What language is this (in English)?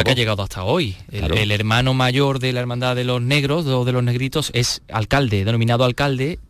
Spanish